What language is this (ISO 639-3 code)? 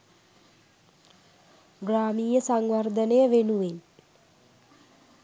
sin